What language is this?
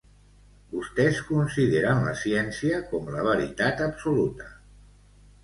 Catalan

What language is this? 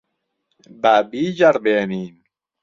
Central Kurdish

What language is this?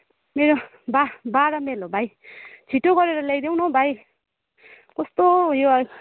Nepali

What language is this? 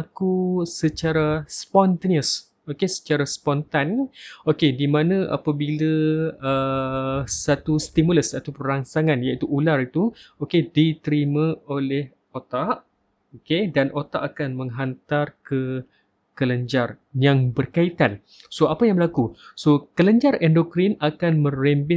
Malay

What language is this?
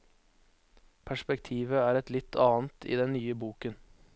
Norwegian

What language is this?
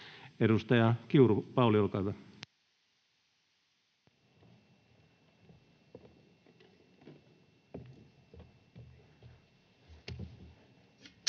Finnish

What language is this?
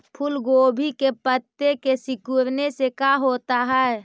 Magahi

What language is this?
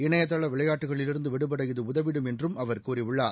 Tamil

